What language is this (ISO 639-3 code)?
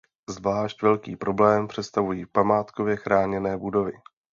ces